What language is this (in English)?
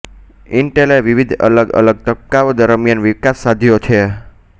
Gujarati